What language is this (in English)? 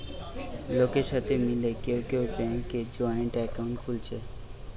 Bangla